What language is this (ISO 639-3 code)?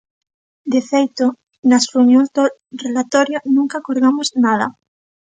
glg